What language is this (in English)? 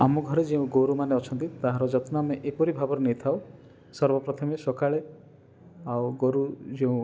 Odia